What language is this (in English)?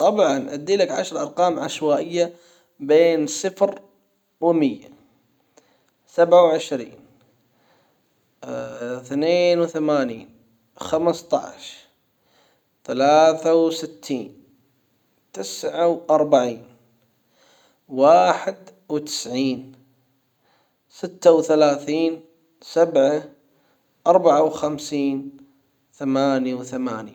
Hijazi Arabic